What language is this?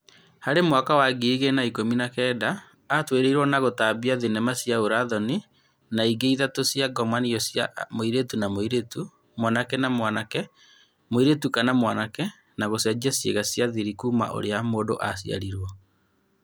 Kikuyu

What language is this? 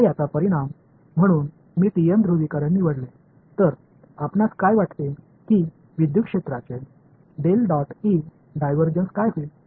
Marathi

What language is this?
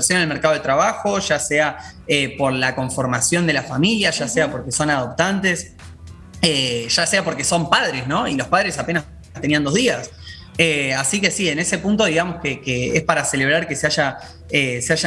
Spanish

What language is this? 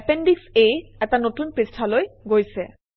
Assamese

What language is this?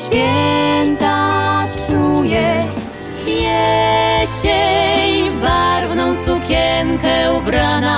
Polish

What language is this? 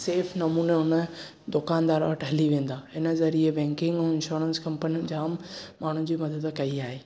Sindhi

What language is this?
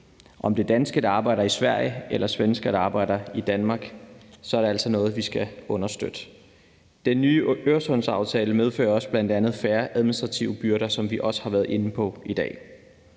Danish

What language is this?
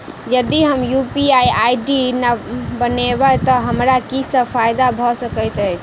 Maithili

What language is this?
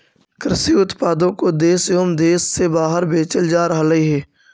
Magahi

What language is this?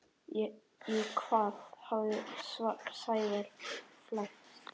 Icelandic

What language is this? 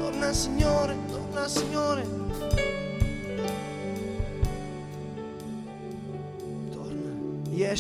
Slovak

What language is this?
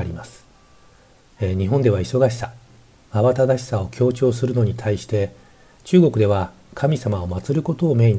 Japanese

